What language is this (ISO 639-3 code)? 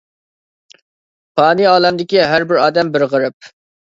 uig